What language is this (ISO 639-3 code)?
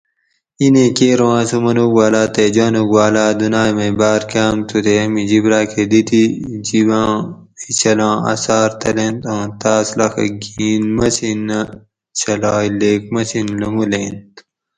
gwc